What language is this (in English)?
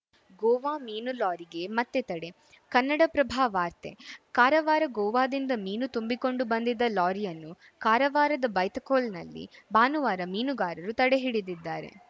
Kannada